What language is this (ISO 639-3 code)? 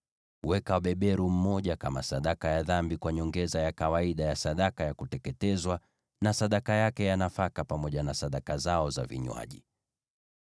swa